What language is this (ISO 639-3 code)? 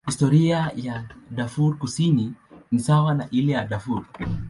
swa